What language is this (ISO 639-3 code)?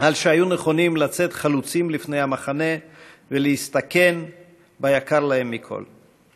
heb